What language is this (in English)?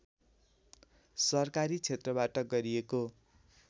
Nepali